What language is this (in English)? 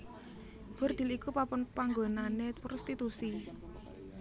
Javanese